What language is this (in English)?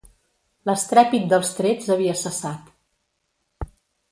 Catalan